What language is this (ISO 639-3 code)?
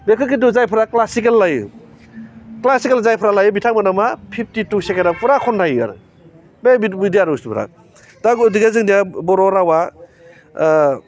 brx